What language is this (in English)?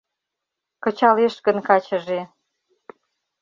Mari